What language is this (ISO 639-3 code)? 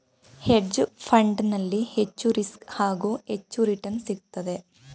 kan